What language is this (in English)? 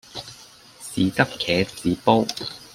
Cantonese